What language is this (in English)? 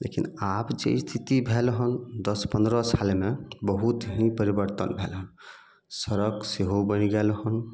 Maithili